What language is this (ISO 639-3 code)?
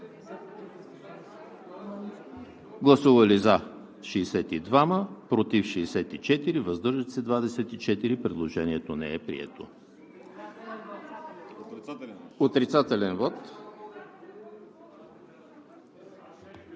bul